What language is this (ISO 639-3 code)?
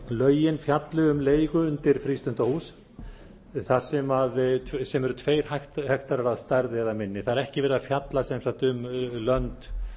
isl